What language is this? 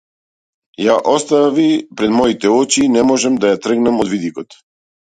Macedonian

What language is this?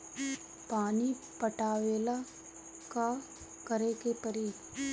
Bhojpuri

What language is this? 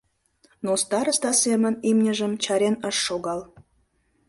Mari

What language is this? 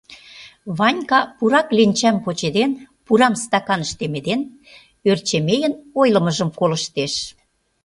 Mari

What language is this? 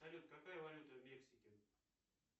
Russian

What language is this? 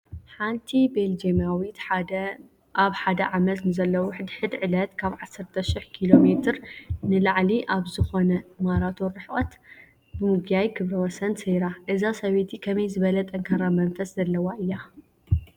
Tigrinya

